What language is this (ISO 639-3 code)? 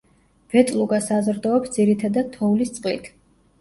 kat